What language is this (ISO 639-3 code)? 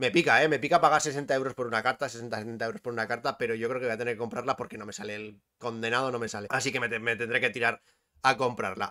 spa